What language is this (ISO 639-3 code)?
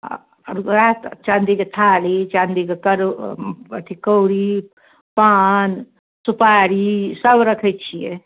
mai